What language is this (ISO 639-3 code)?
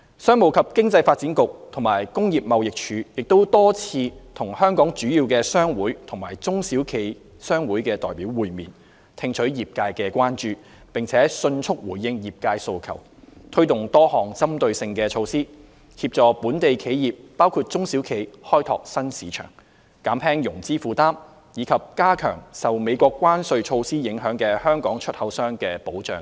yue